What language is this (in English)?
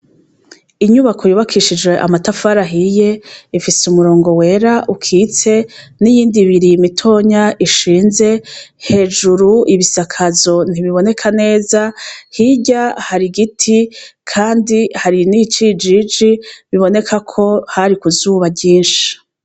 Rundi